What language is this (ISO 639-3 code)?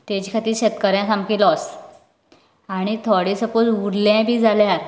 kok